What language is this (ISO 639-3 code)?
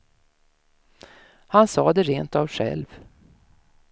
swe